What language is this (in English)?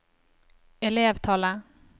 Norwegian